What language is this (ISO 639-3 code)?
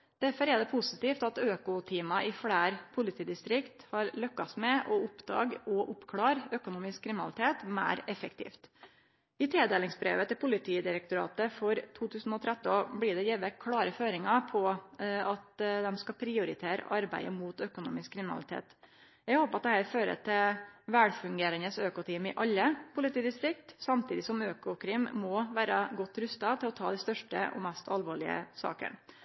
nno